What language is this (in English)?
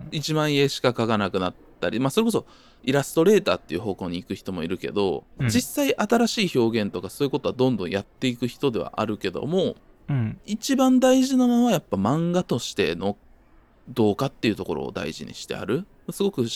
Japanese